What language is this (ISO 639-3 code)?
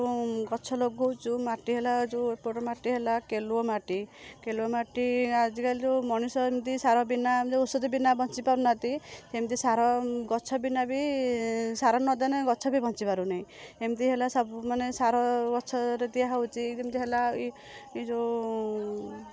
ori